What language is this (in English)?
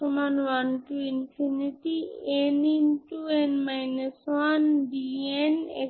Bangla